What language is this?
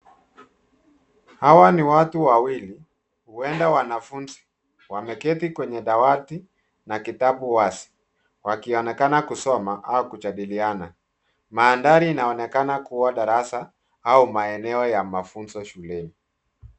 Swahili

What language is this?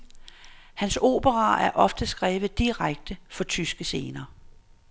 Danish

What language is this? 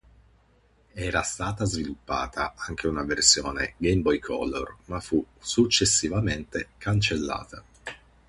Italian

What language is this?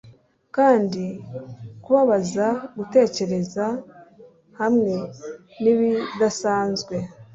Kinyarwanda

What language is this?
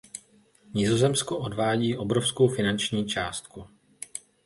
Czech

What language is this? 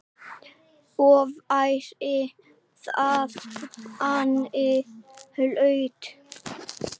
Icelandic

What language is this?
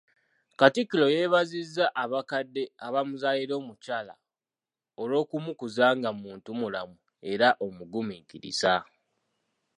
Ganda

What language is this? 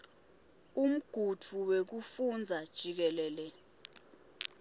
Swati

